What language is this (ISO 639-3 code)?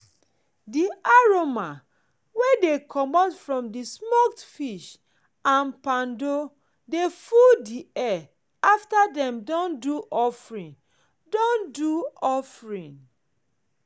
pcm